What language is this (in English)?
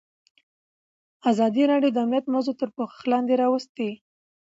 Pashto